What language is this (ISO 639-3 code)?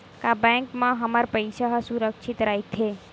hne